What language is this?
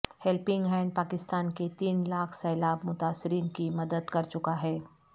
Urdu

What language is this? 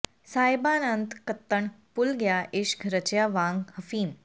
Punjabi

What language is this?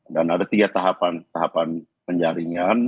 Indonesian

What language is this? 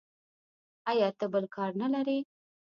Pashto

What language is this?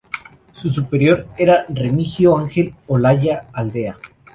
Spanish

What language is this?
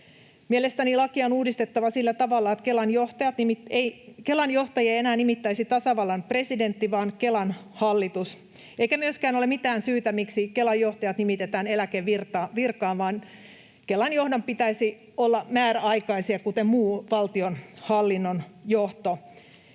Finnish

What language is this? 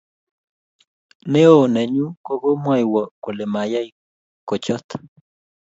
Kalenjin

